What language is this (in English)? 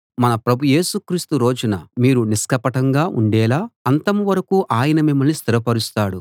Telugu